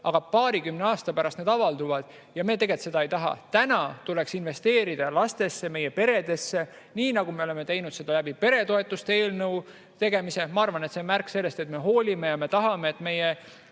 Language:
Estonian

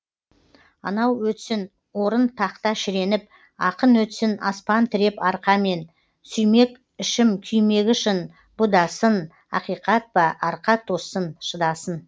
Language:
Kazakh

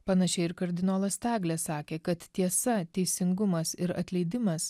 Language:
Lithuanian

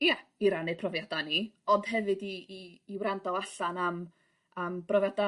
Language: Welsh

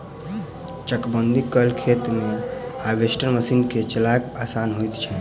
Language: Maithili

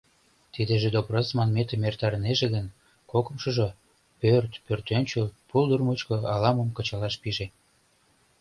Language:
Mari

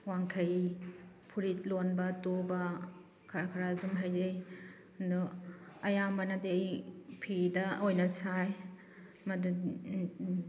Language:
Manipuri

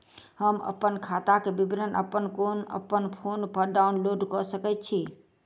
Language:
Maithili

